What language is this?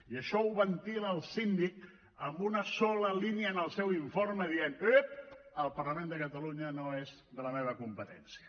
Catalan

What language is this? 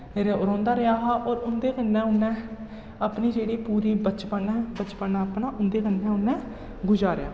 Dogri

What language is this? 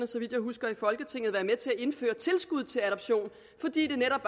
Danish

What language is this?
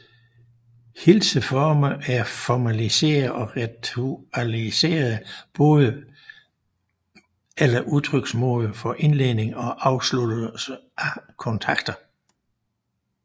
Danish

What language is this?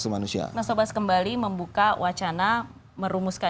Indonesian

